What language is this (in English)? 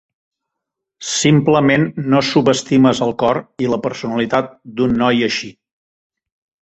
Catalan